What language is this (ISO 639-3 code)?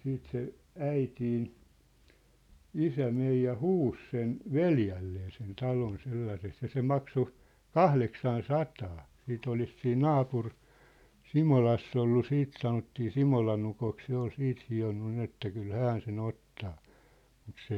fin